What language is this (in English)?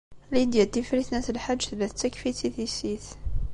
Kabyle